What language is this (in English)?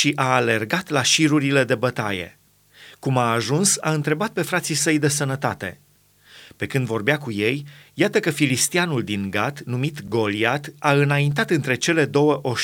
Romanian